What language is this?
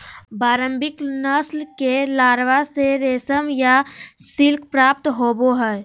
Magahi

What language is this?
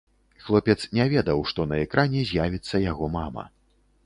Belarusian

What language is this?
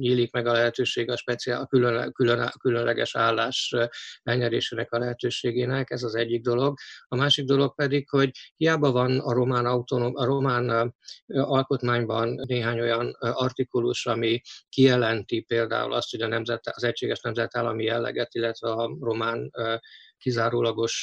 Hungarian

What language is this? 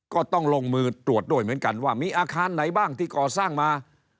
Thai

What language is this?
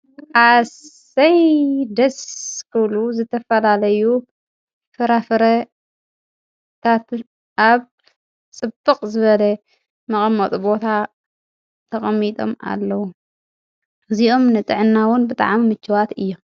Tigrinya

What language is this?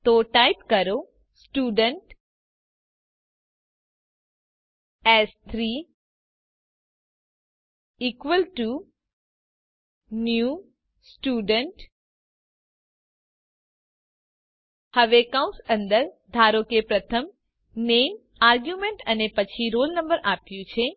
Gujarati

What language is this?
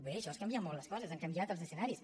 Catalan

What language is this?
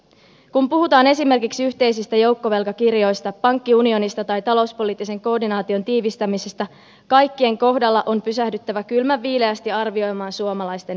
Finnish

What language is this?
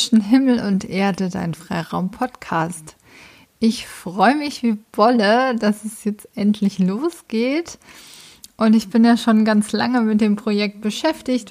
German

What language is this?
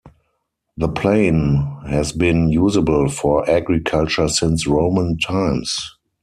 English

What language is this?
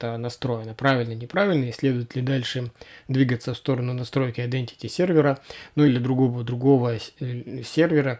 Russian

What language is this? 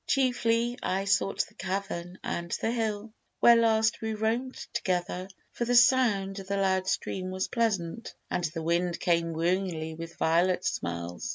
English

